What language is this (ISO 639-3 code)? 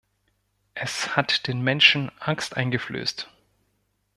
deu